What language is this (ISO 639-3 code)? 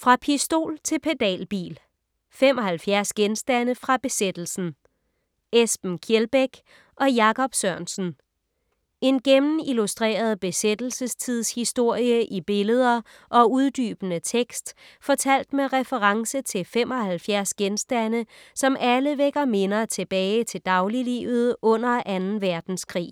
dan